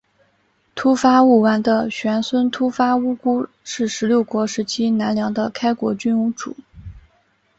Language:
Chinese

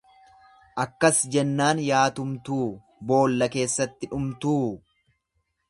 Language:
Oromo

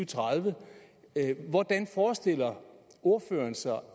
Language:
Danish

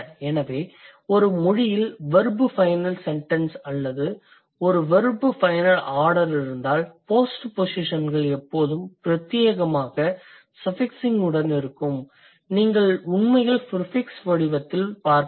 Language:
Tamil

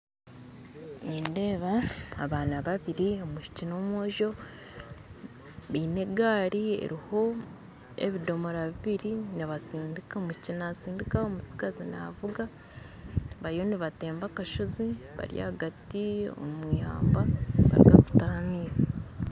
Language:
Nyankole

